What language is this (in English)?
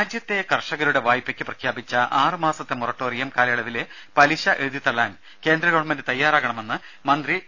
Malayalam